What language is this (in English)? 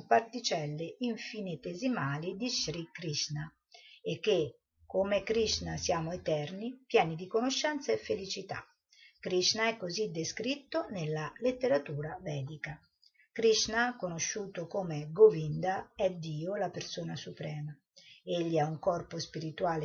Italian